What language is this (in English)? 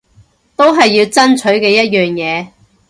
Cantonese